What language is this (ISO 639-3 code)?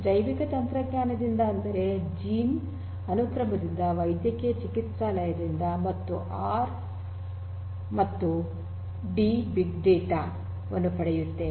kan